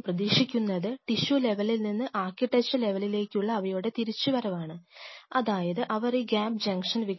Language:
Malayalam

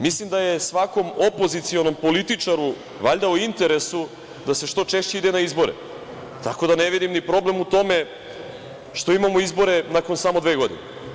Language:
Serbian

